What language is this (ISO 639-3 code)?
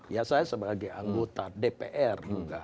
ind